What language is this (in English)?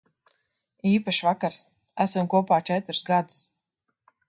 Latvian